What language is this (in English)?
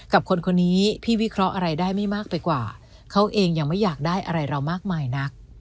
Thai